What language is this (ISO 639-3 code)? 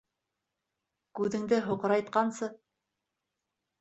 bak